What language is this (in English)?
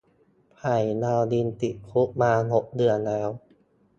Thai